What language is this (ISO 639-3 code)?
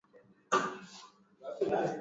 swa